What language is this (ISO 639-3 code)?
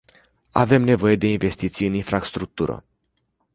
ron